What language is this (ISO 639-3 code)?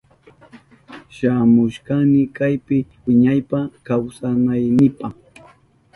qup